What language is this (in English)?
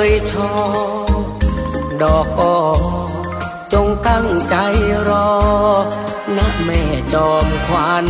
Thai